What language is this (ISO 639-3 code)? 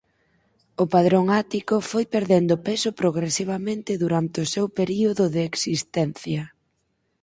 glg